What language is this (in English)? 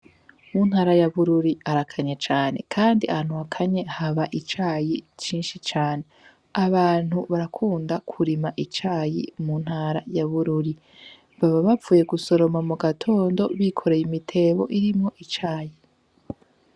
Rundi